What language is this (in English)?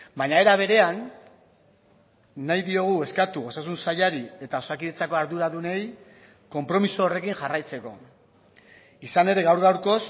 Basque